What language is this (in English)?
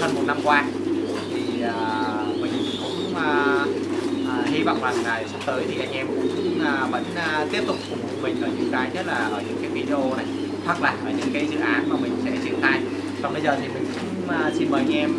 Vietnamese